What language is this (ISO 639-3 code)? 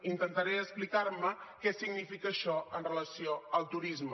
cat